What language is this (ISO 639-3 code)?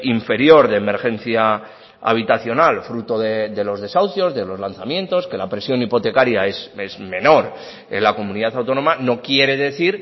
spa